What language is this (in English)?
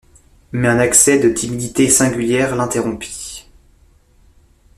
French